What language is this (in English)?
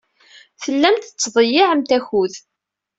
Kabyle